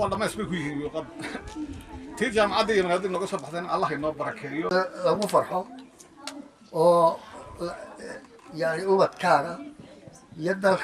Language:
Arabic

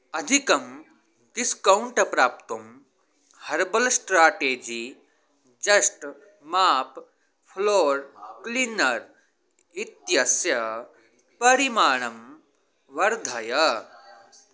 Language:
Sanskrit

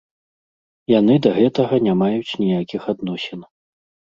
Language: Belarusian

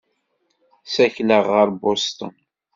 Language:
Kabyle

